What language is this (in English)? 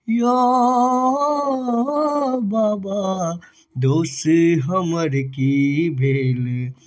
Maithili